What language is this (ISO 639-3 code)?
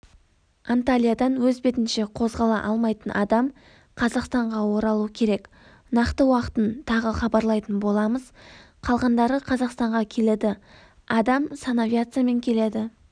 kaz